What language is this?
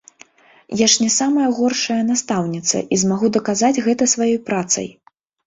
Belarusian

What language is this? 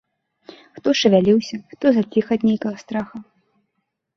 Belarusian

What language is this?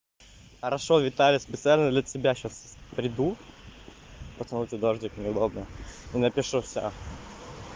Russian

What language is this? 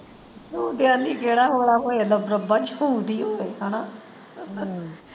Punjabi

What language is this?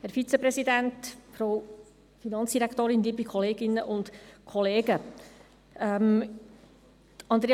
Swiss German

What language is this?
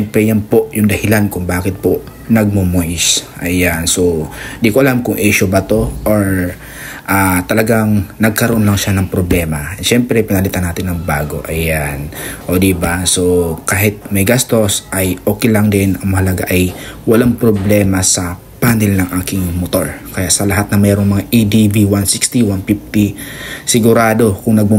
Filipino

